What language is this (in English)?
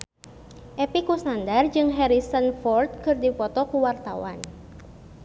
Sundanese